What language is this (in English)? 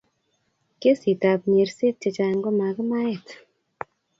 Kalenjin